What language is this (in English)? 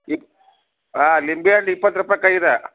Kannada